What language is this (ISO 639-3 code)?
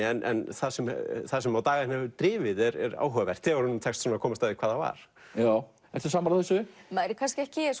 isl